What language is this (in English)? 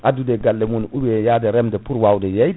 Fula